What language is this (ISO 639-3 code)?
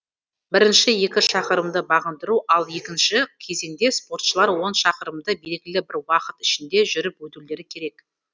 kaz